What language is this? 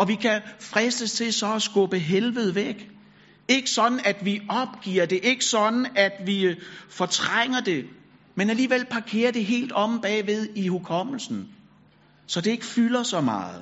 Danish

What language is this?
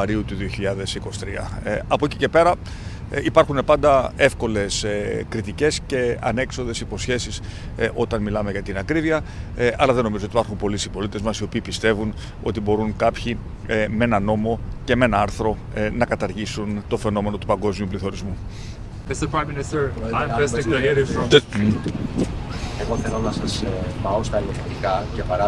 Greek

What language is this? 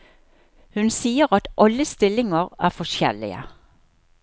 Norwegian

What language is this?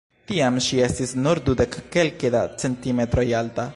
Esperanto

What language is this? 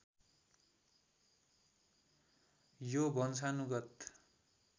Nepali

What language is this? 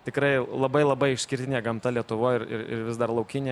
Lithuanian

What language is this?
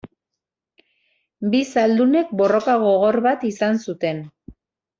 Basque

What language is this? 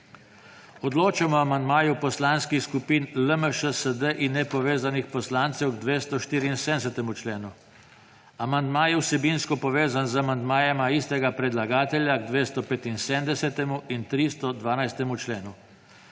Slovenian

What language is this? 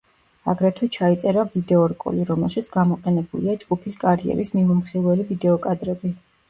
Georgian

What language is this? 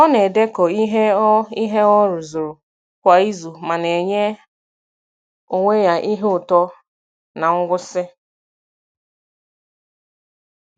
Igbo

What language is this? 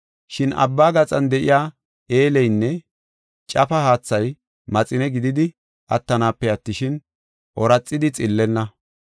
Gofa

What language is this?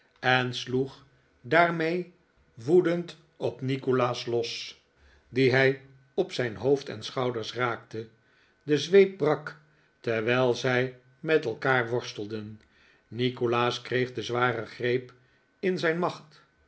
Dutch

